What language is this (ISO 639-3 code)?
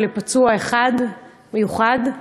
heb